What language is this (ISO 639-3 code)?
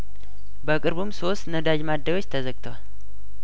amh